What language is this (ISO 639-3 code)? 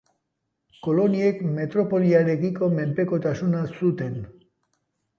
eus